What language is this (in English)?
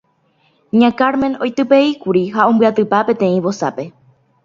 Guarani